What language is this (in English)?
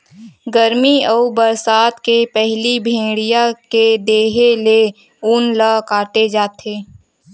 Chhattisgarhi